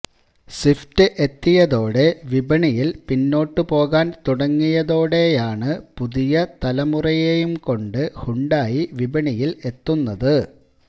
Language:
Malayalam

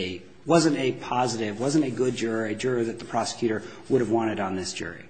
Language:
English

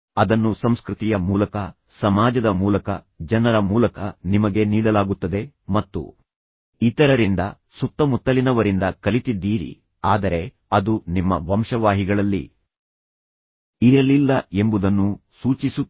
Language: Kannada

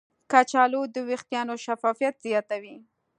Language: Pashto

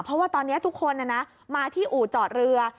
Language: Thai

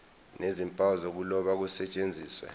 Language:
Zulu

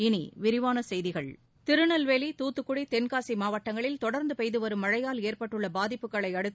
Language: Tamil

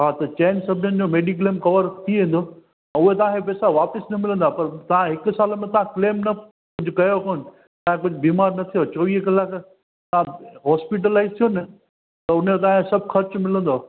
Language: Sindhi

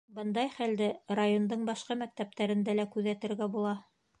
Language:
Bashkir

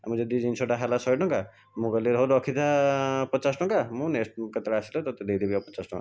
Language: Odia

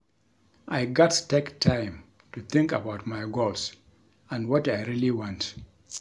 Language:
Nigerian Pidgin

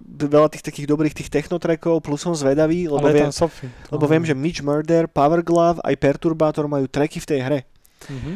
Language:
Slovak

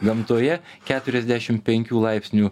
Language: Lithuanian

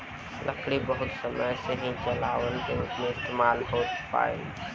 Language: Bhojpuri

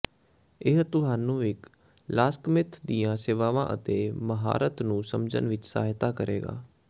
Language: Punjabi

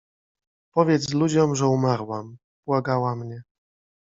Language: Polish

